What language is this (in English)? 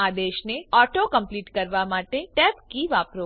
Gujarati